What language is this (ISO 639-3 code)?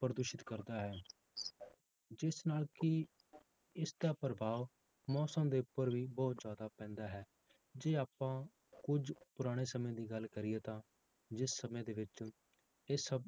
pan